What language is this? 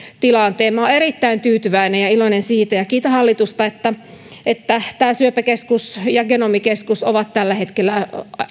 Finnish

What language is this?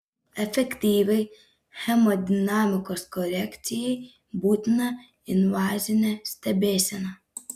Lithuanian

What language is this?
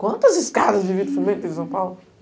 Portuguese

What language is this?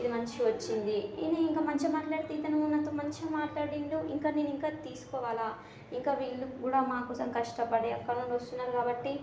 Telugu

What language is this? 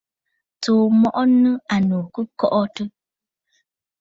Bafut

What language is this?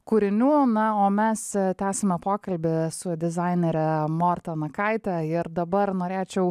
Lithuanian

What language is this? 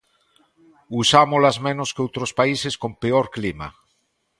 Galician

